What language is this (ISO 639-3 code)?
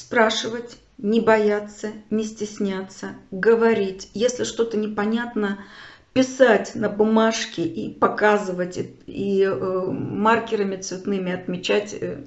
rus